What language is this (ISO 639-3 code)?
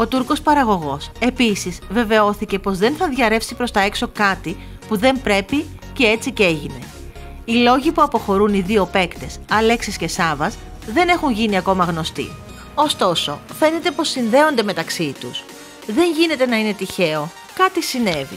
ell